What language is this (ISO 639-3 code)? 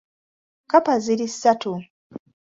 lug